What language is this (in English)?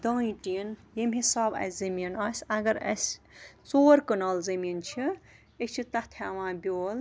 Kashmiri